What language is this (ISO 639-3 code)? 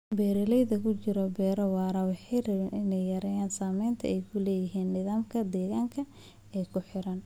som